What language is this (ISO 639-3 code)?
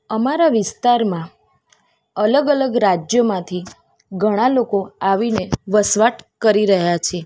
guj